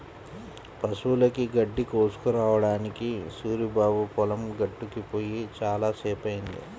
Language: Telugu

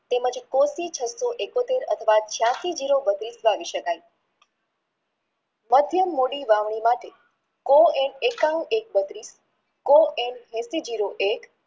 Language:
Gujarati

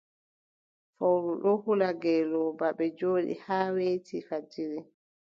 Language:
Adamawa Fulfulde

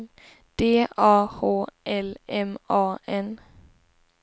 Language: Swedish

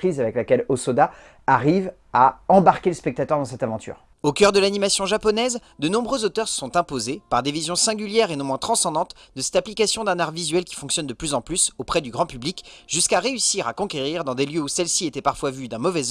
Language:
French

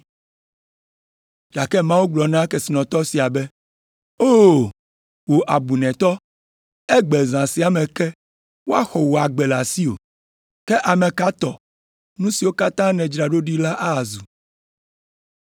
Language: Ewe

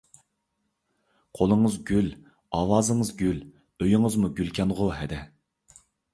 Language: Uyghur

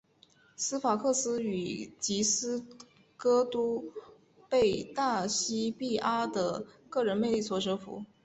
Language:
Chinese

